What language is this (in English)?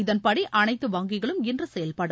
Tamil